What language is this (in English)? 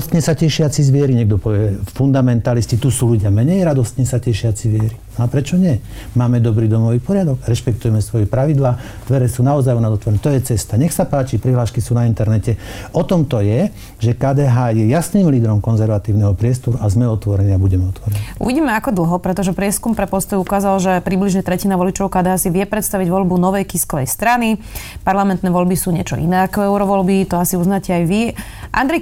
Slovak